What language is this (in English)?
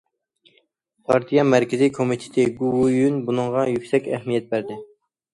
Uyghur